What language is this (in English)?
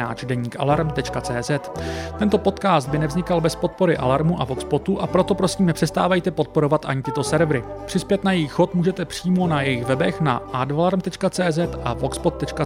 Czech